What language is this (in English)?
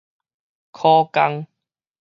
Min Nan Chinese